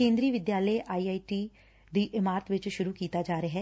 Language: Punjabi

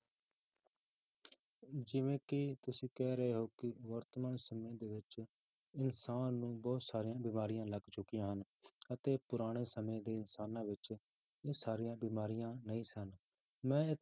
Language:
Punjabi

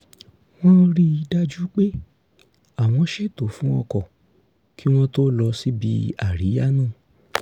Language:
Yoruba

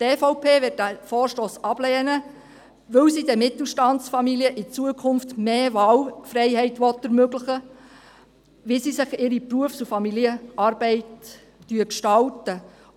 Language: Swiss German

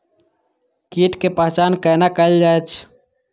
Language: Maithili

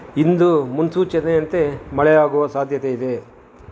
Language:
Kannada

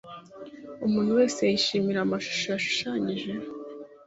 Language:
Kinyarwanda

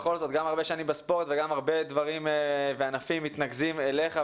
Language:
Hebrew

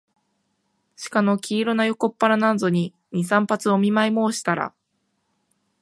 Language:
Japanese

